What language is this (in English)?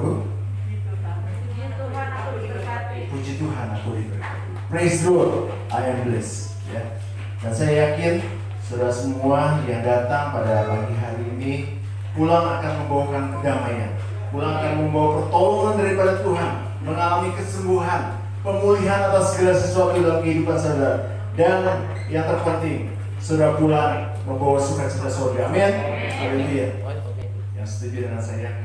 Indonesian